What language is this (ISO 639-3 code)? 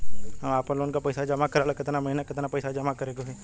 bho